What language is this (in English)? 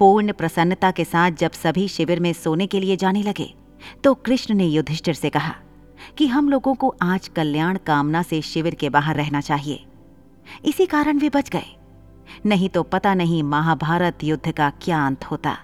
Hindi